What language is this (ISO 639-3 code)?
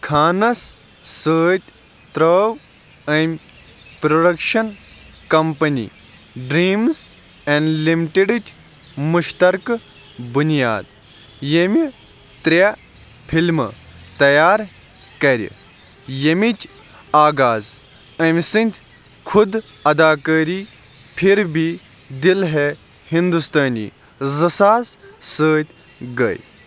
kas